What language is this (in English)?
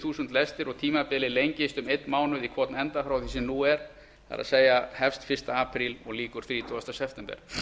Icelandic